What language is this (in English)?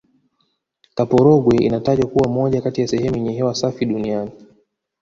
Swahili